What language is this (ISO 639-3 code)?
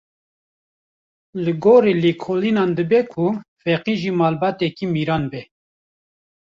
kur